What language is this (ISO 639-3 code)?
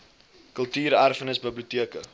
afr